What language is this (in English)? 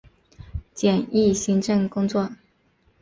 Chinese